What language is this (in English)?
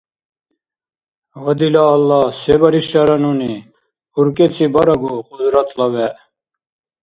Dargwa